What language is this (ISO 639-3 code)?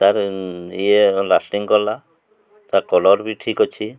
ori